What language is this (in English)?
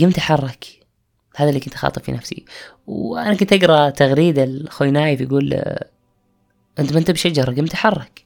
Arabic